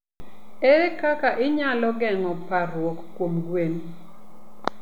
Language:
Luo (Kenya and Tanzania)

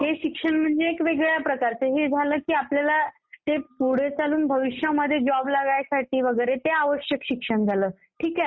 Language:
Marathi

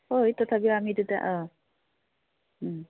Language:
Assamese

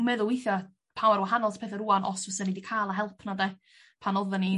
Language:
Welsh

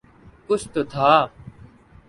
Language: Urdu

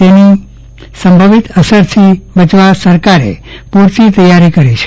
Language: Gujarati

